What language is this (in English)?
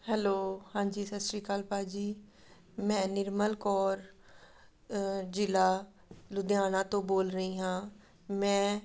Punjabi